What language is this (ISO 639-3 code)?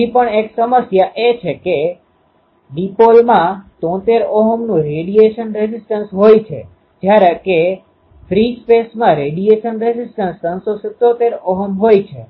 guj